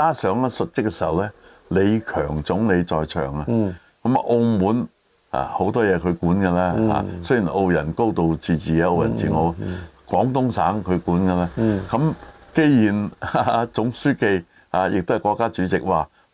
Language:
Chinese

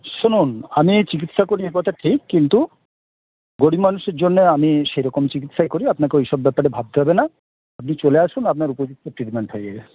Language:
Bangla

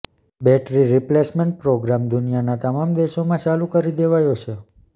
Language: Gujarati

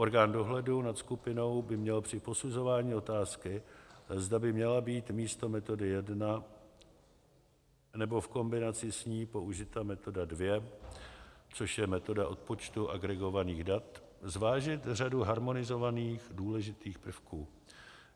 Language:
Czech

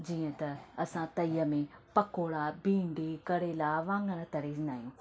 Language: Sindhi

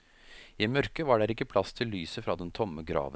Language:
Norwegian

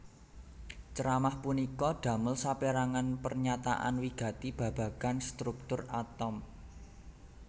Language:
Javanese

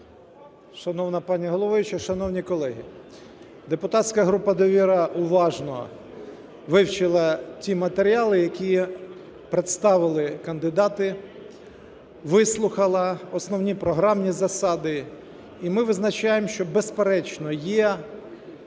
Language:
Ukrainian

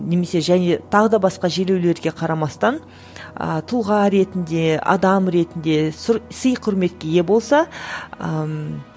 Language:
Kazakh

